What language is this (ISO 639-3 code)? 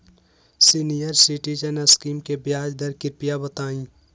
mag